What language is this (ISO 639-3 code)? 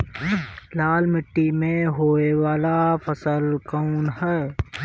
bho